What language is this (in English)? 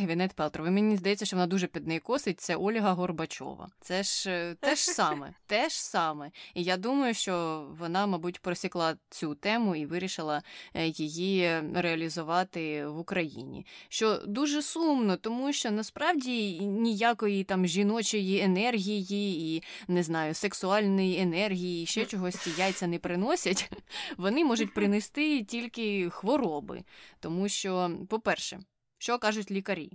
Ukrainian